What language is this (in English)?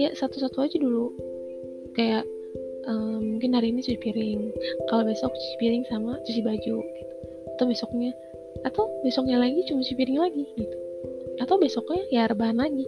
Indonesian